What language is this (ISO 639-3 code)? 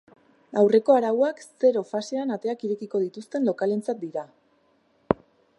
eus